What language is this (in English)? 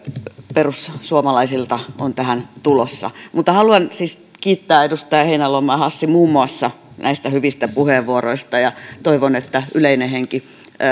Finnish